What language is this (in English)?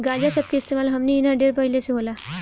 Bhojpuri